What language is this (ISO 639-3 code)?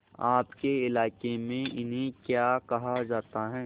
hin